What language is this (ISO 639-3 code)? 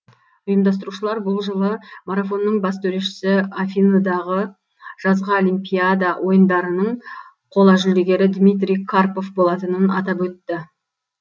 kaz